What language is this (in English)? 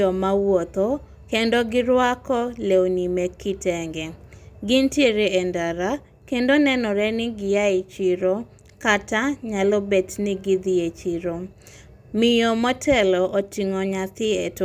Luo (Kenya and Tanzania)